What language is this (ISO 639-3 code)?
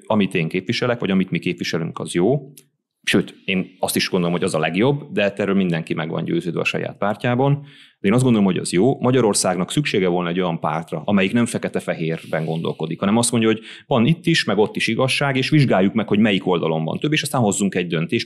hun